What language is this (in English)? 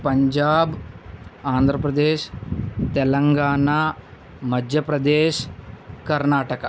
Telugu